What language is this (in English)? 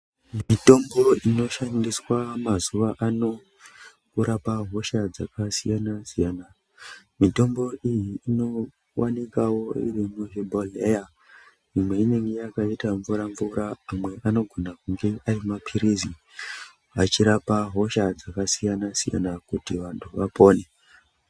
Ndau